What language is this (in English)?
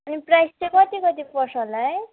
Nepali